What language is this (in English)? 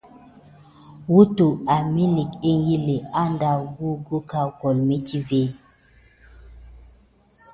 Gidar